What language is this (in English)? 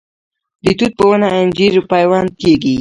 Pashto